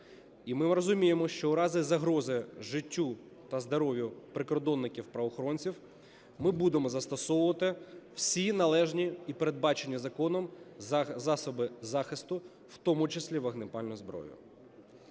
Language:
Ukrainian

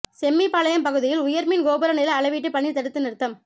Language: Tamil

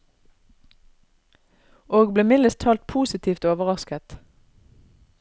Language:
Norwegian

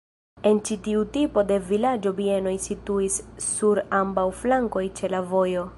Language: Esperanto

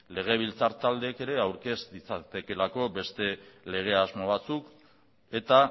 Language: Basque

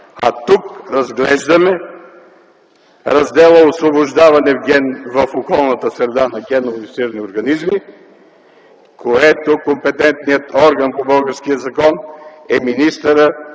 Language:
Bulgarian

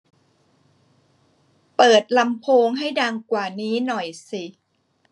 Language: Thai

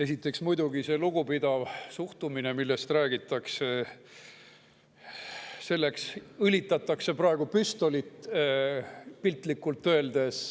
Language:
Estonian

